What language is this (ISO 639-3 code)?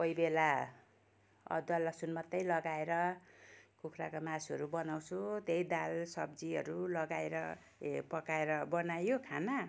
nep